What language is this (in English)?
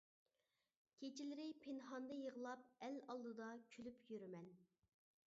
Uyghur